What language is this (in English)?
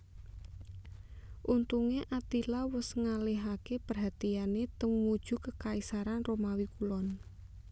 Javanese